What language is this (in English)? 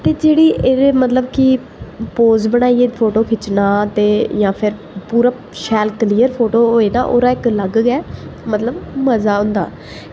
Dogri